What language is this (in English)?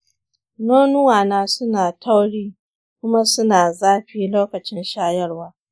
Hausa